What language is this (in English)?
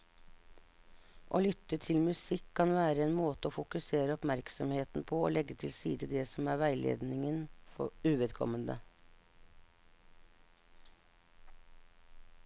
Norwegian